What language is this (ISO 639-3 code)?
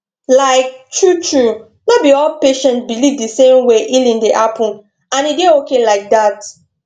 pcm